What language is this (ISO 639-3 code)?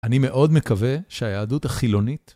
heb